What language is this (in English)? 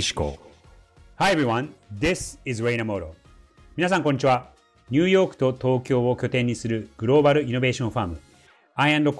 Japanese